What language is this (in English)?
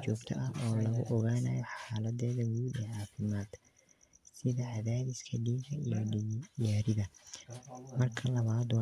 Somali